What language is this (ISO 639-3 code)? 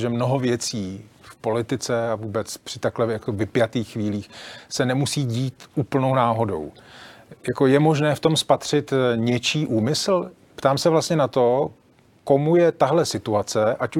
ces